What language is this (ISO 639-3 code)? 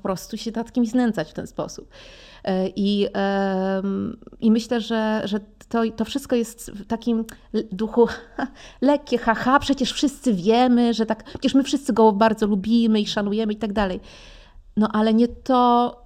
pol